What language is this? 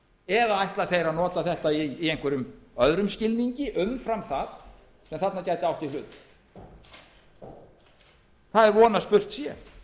Icelandic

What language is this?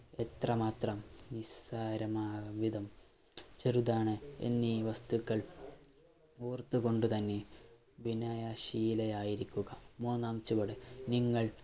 Malayalam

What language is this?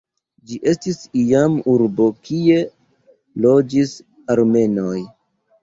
Esperanto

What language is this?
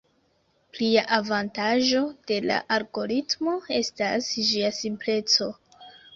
Esperanto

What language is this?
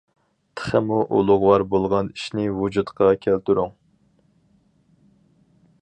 Uyghur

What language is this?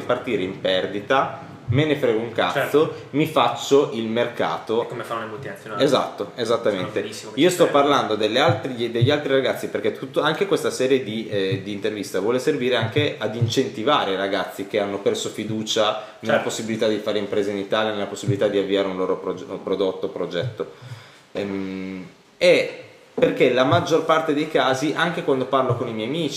Italian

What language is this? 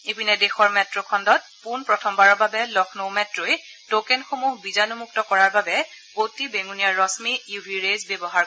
Assamese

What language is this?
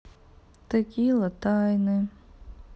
Russian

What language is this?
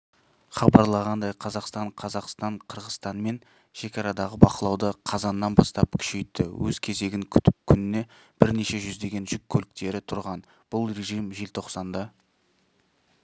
Kazakh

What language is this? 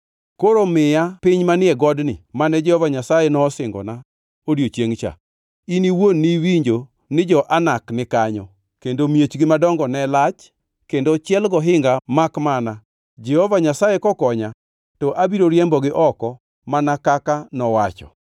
Luo (Kenya and Tanzania)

